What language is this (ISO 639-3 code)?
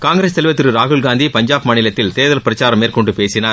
tam